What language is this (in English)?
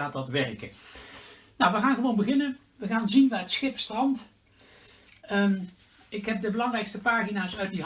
Dutch